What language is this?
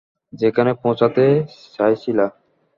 Bangla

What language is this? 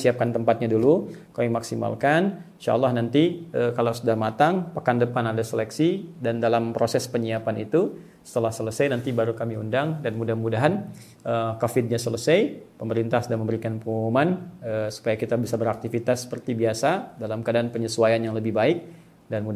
Indonesian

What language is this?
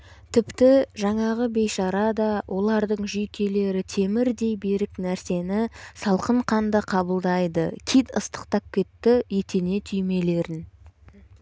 Kazakh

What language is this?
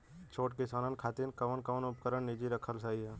Bhojpuri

